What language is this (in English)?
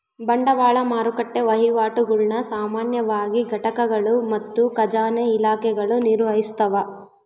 Kannada